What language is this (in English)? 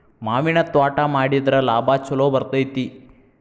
Kannada